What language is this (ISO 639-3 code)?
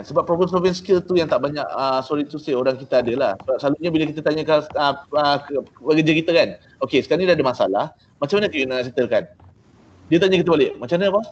msa